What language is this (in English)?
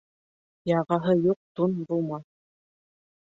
Bashkir